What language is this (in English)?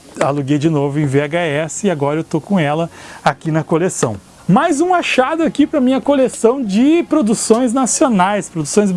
Portuguese